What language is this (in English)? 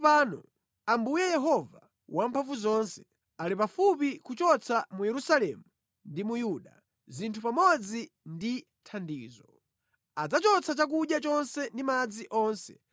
Nyanja